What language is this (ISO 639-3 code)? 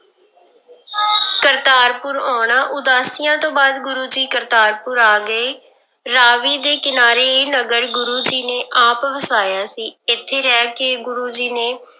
pan